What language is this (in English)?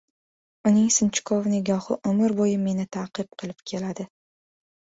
Uzbek